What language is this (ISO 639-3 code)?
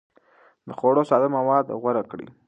pus